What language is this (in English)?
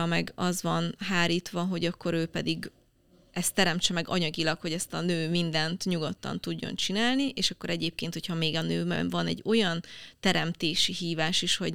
Hungarian